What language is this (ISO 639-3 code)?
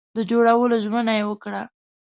pus